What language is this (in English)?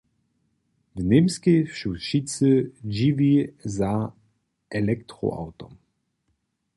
Upper Sorbian